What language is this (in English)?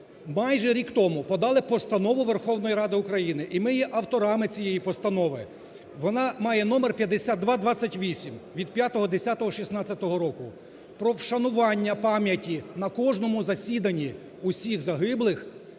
Ukrainian